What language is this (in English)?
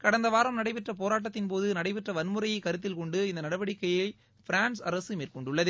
Tamil